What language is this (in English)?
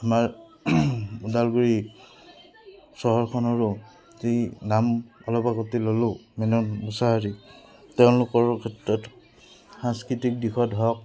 Assamese